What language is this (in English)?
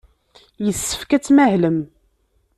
Kabyle